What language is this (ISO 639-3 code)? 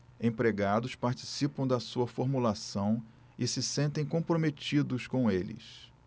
por